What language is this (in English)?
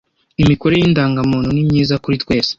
Kinyarwanda